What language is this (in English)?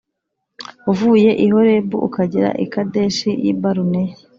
Kinyarwanda